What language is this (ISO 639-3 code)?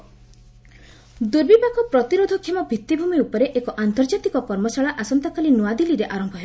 ori